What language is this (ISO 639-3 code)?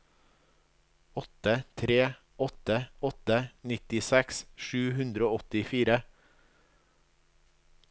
nor